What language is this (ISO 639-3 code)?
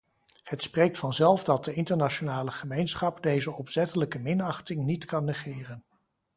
nld